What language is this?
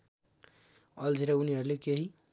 Nepali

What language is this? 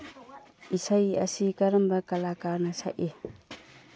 Manipuri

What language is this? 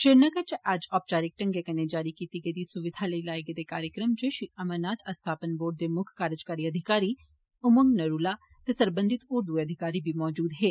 Dogri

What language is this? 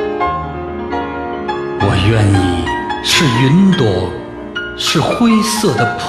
Chinese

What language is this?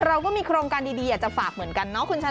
Thai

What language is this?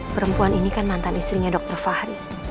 Indonesian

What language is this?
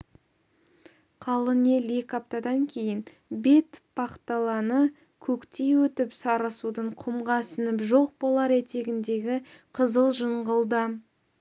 Kazakh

